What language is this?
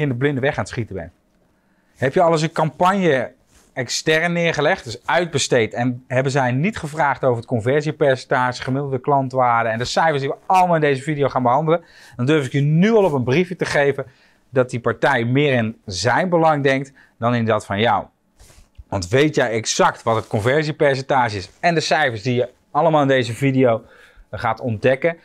Dutch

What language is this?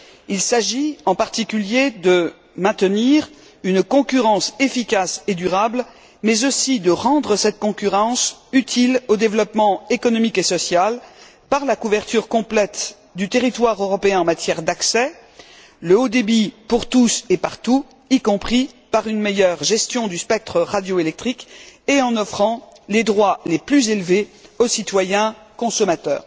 French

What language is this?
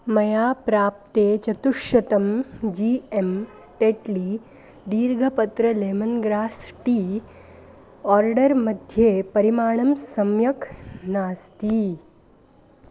Sanskrit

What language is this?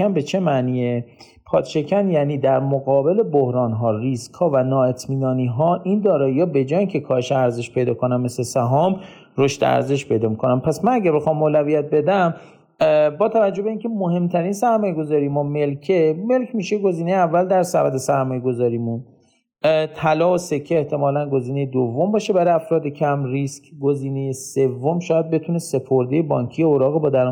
Persian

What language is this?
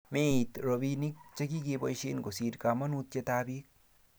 Kalenjin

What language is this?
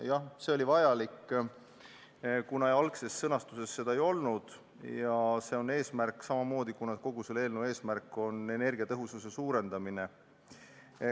Estonian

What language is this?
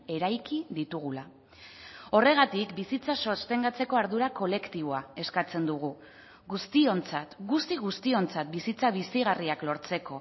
Basque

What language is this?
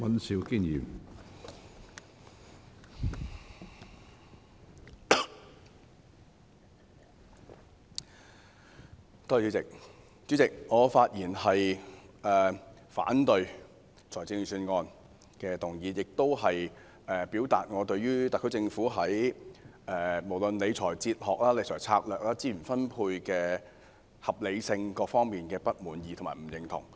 Cantonese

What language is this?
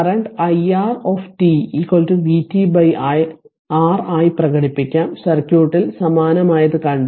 Malayalam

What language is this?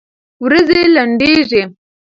Pashto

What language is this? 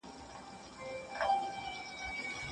Pashto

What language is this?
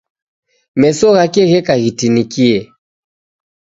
Taita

